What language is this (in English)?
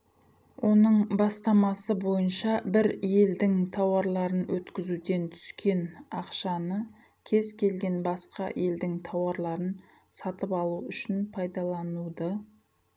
Kazakh